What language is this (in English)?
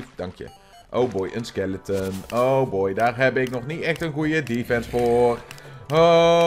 Dutch